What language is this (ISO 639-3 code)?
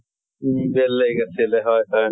asm